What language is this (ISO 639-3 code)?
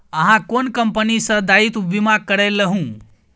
mai